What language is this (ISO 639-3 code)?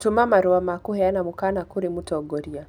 kik